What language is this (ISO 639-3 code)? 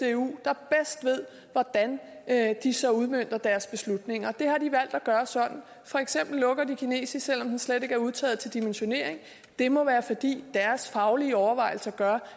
dan